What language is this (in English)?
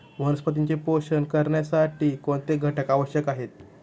Marathi